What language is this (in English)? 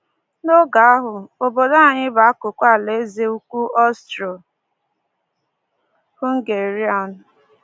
Igbo